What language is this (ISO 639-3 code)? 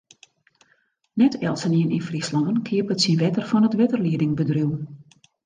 fry